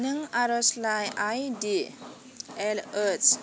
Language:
Bodo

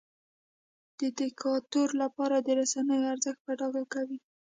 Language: Pashto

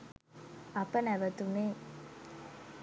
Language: Sinhala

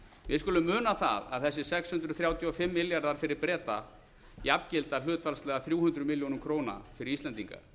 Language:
Icelandic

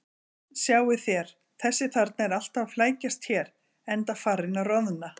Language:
Icelandic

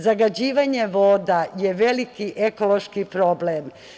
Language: Serbian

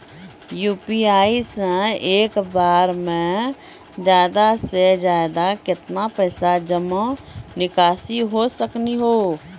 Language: Maithili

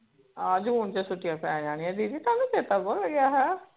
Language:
Punjabi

